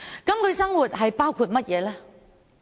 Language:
Cantonese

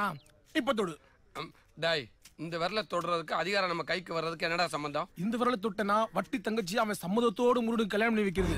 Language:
Hindi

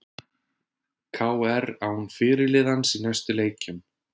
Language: Icelandic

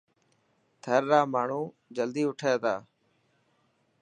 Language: Dhatki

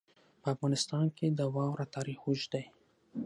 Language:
Pashto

